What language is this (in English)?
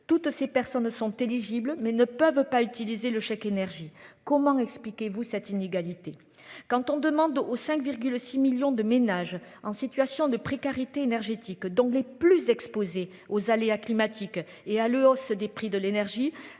French